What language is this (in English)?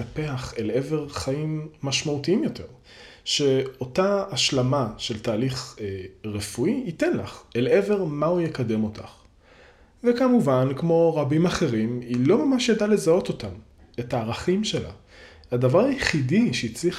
Hebrew